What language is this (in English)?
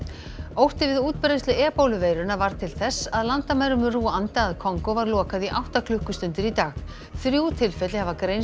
Icelandic